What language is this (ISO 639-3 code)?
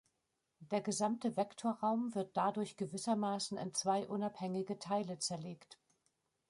deu